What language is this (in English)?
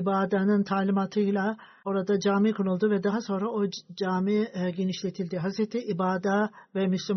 Turkish